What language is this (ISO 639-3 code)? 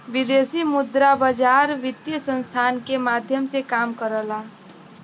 bho